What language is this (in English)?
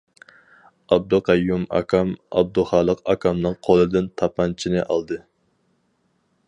Uyghur